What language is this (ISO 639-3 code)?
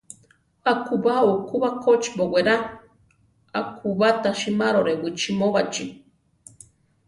tar